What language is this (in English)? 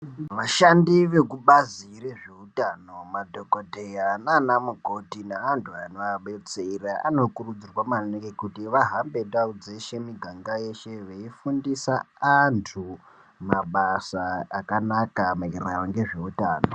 Ndau